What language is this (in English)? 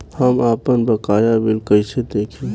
Bhojpuri